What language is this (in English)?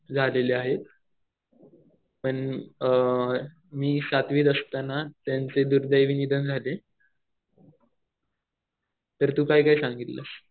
Marathi